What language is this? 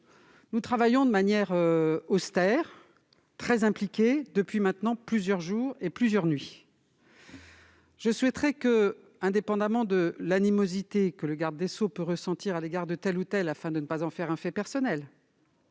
French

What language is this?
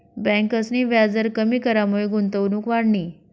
Marathi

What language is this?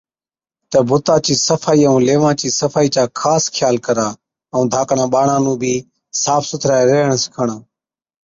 Od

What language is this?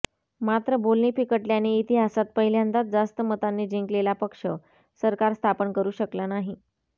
Marathi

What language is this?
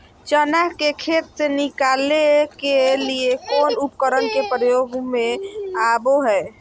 Magahi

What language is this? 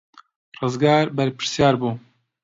Central Kurdish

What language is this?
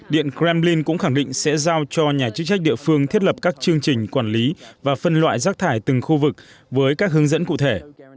Vietnamese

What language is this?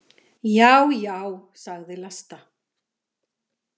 Icelandic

